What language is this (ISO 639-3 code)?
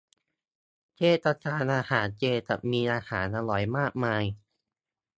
tha